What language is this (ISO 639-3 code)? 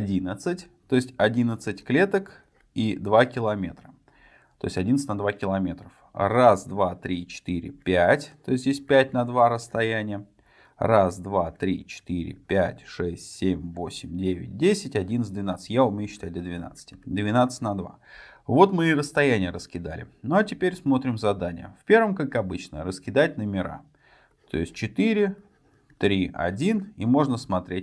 rus